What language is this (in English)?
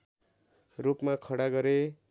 Nepali